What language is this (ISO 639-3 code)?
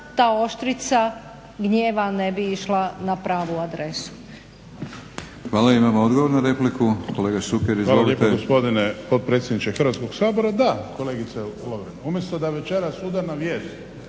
hrv